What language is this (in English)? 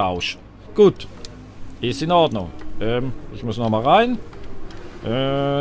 German